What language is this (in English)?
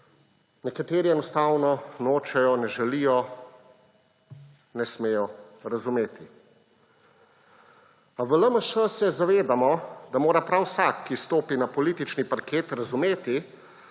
Slovenian